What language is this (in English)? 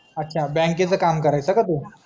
Marathi